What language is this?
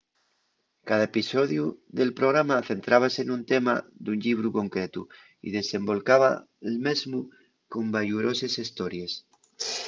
Asturian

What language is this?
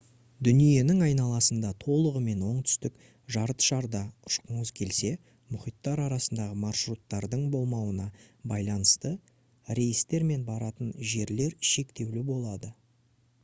Kazakh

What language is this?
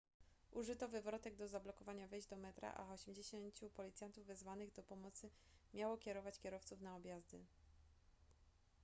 Polish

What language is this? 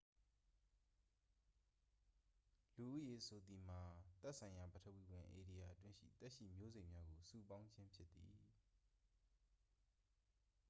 Burmese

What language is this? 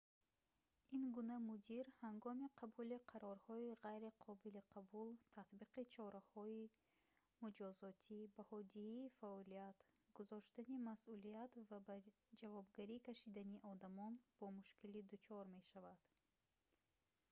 Tajik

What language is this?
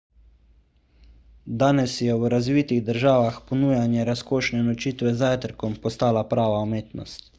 Slovenian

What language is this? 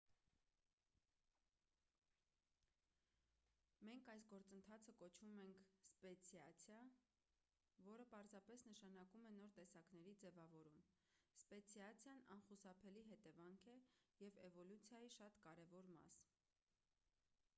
Armenian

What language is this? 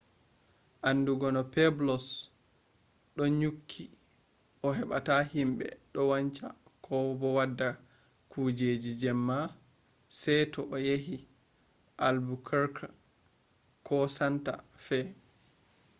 Fula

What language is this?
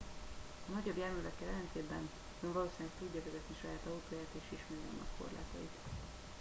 Hungarian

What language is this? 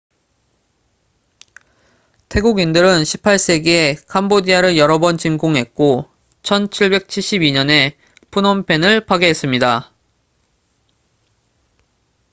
Korean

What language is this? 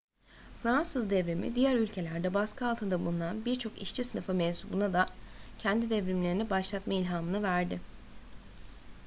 Turkish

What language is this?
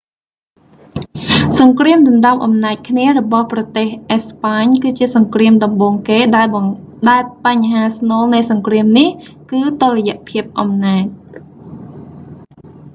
Khmer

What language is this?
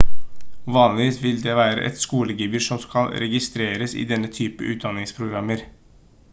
Norwegian Bokmål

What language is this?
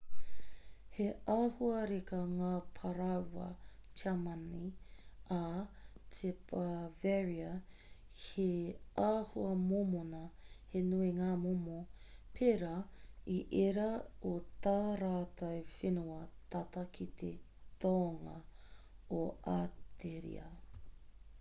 Māori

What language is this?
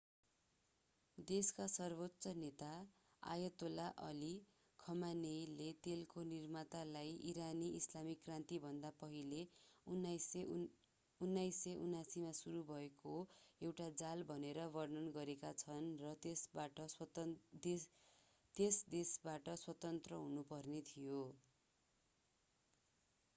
Nepali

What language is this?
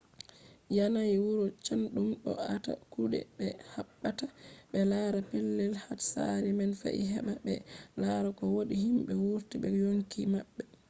Fula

